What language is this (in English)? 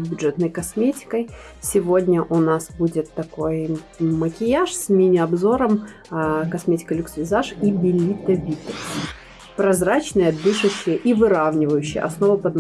Russian